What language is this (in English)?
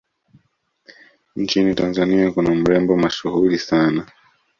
Swahili